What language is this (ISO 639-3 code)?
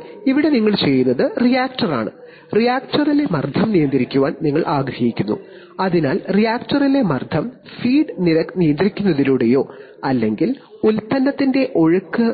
mal